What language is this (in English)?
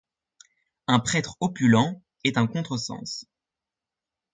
French